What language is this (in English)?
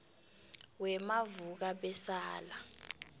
South Ndebele